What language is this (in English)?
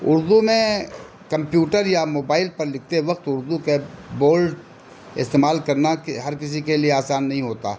Urdu